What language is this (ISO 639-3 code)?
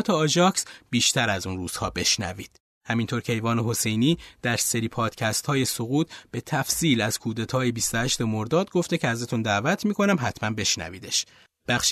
fas